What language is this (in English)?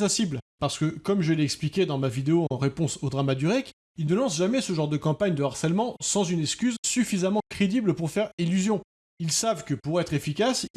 French